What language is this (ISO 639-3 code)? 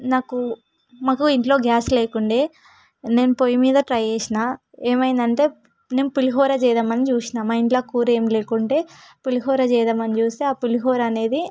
tel